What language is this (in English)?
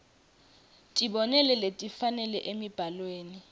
Swati